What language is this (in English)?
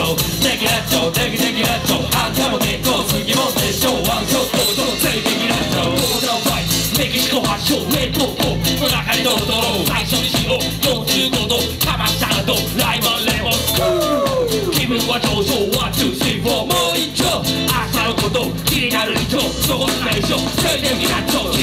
Japanese